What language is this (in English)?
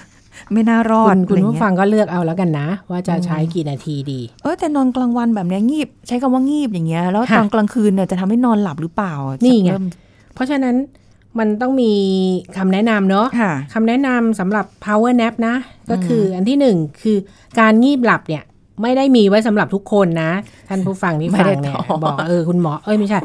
Thai